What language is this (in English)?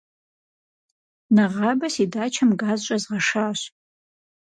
Kabardian